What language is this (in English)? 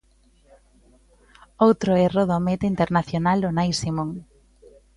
Galician